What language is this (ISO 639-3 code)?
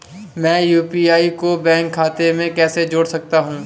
hin